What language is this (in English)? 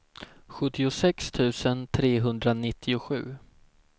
Swedish